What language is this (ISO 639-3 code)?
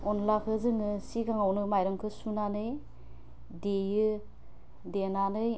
brx